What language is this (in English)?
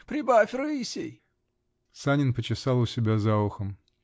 Russian